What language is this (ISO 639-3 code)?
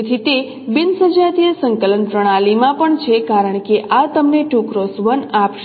guj